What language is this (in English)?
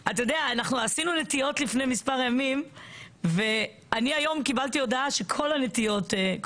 Hebrew